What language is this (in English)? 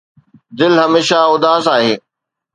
Sindhi